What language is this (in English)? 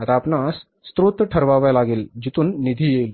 Marathi